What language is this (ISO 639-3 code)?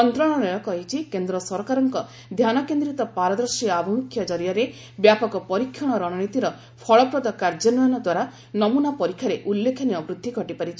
ori